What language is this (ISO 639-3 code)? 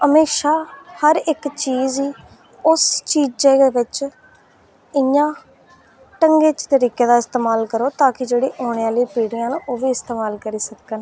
doi